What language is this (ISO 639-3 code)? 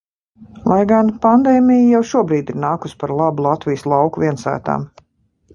lav